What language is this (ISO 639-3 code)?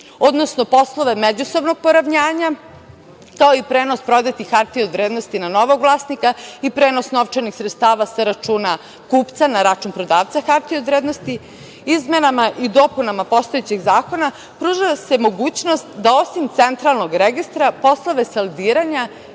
srp